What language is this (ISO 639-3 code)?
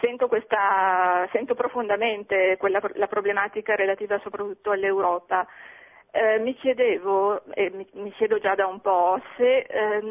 ita